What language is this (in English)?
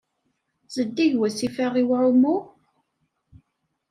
Kabyle